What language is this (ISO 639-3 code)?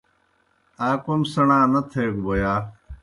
plk